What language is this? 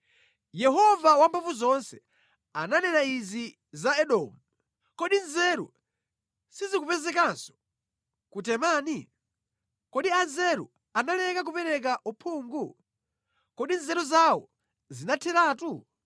Nyanja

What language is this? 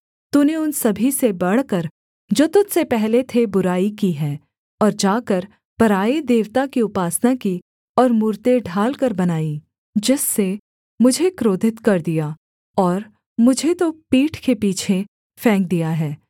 Hindi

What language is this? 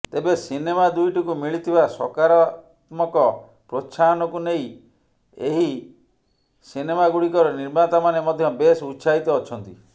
Odia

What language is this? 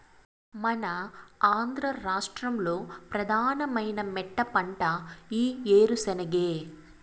Telugu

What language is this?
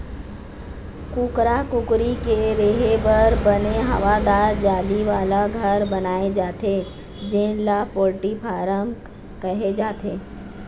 Chhattisgarhi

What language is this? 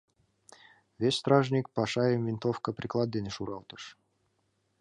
Mari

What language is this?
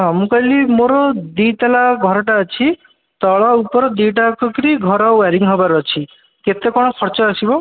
Odia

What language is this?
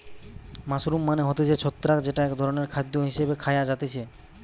Bangla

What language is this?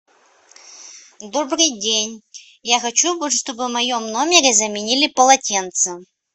Russian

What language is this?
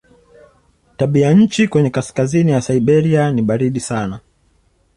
Swahili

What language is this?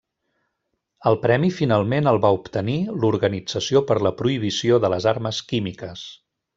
Catalan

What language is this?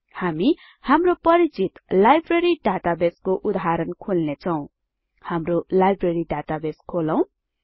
Nepali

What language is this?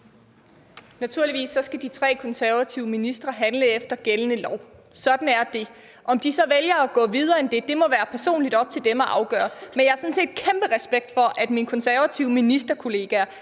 Danish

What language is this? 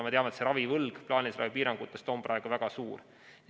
Estonian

